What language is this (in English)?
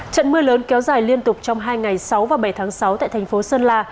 Vietnamese